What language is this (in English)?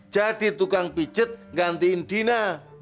Indonesian